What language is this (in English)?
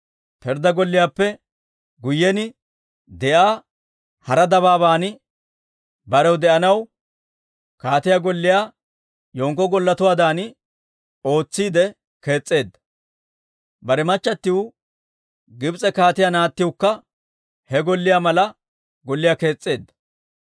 Dawro